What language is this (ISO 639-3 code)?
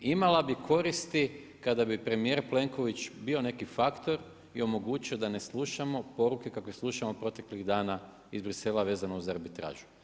hrv